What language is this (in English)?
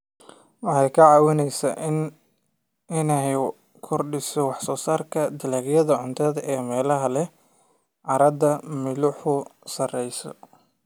Somali